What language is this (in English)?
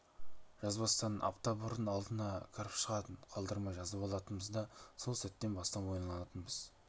Kazakh